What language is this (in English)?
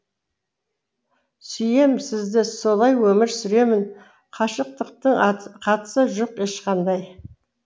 Kazakh